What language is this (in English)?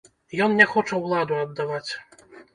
Belarusian